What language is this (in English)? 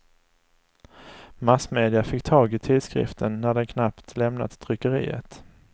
Swedish